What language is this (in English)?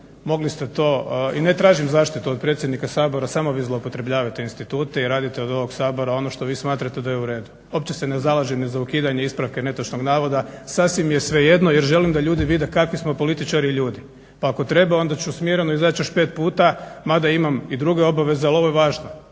Croatian